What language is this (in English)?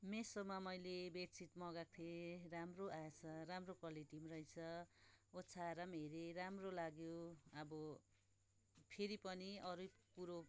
Nepali